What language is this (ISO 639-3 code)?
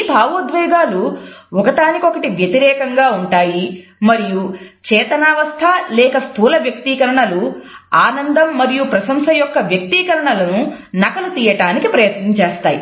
tel